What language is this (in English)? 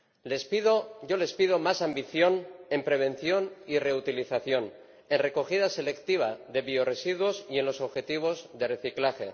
Spanish